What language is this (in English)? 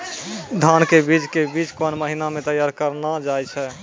Maithili